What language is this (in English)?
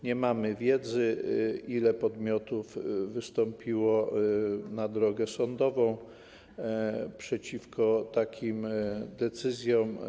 Polish